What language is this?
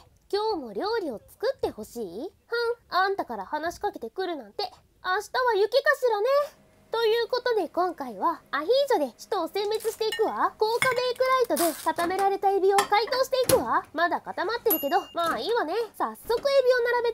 Japanese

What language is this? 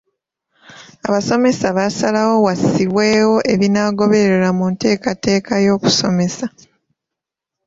Ganda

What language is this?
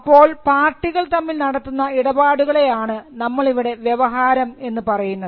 Malayalam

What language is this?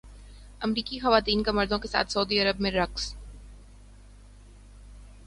Urdu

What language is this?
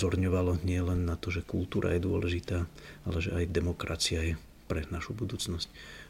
Czech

